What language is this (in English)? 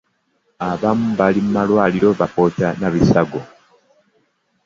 Ganda